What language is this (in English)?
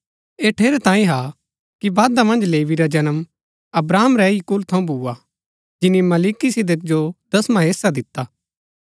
Gaddi